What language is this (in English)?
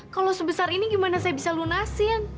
Indonesian